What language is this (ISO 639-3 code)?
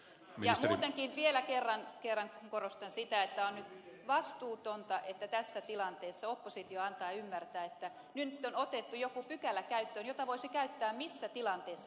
fin